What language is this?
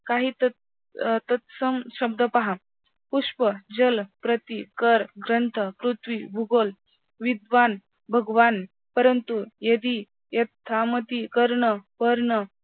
Marathi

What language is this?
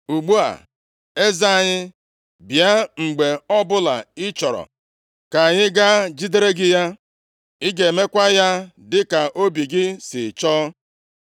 Igbo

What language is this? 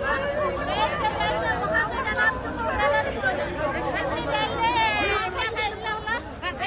Turkish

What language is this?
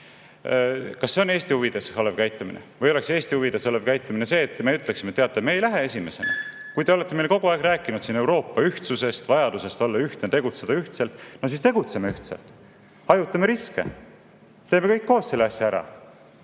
Estonian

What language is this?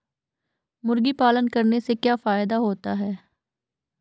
Hindi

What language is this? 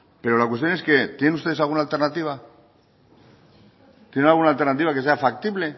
Spanish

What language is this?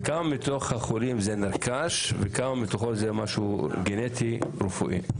Hebrew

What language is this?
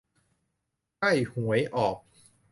Thai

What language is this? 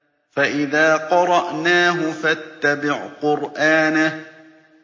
Arabic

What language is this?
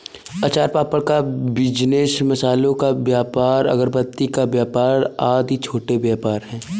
Hindi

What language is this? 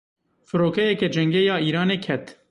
Kurdish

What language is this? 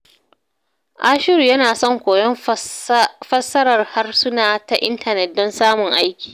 Hausa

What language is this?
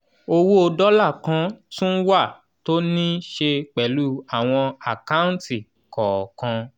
Yoruba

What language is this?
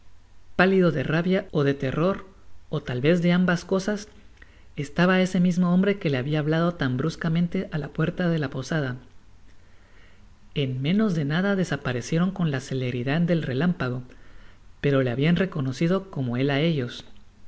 Spanish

